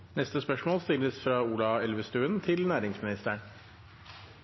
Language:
Norwegian Bokmål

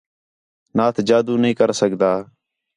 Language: Khetrani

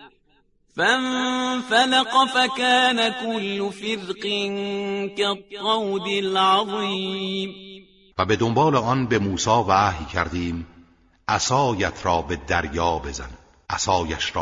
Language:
Persian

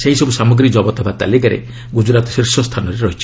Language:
Odia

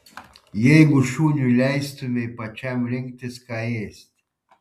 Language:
Lithuanian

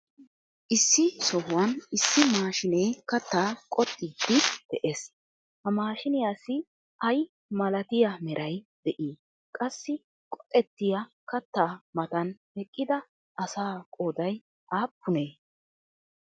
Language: Wolaytta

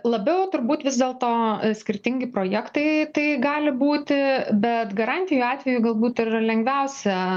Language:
Lithuanian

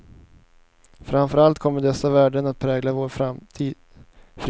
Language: Swedish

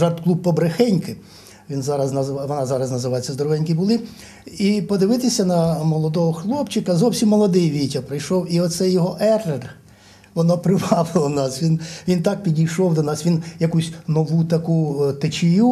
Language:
Ukrainian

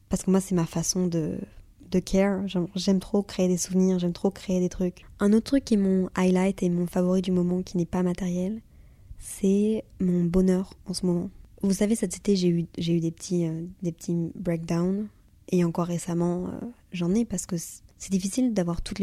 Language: French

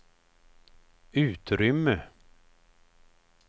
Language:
Swedish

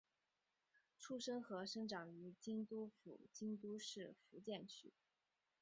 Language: Chinese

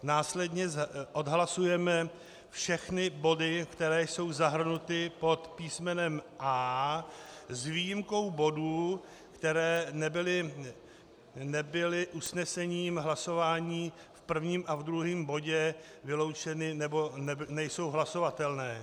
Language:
Czech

